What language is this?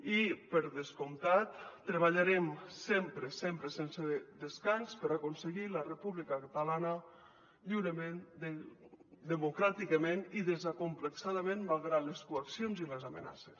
Catalan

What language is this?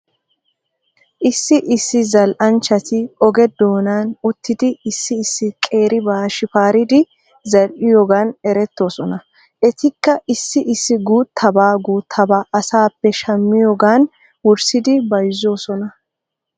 Wolaytta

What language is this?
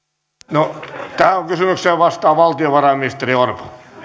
Finnish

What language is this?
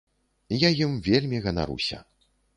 Belarusian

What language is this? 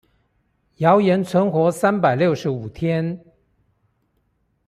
Chinese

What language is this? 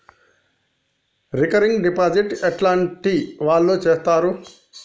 Telugu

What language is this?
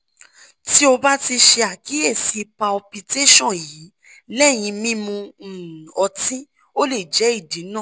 Yoruba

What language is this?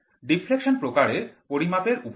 Bangla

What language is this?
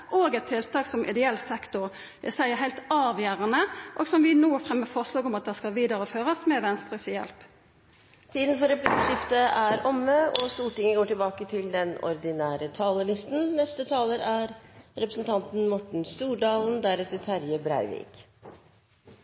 Norwegian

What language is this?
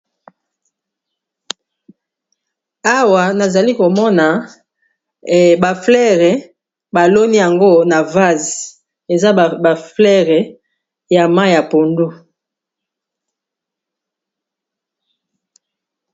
Lingala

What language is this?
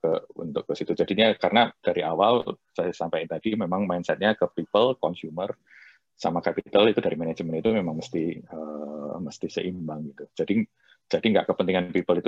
Indonesian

